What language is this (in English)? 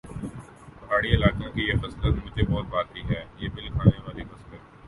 Urdu